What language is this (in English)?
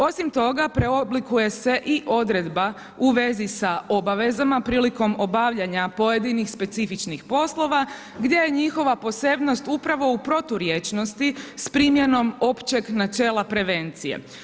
Croatian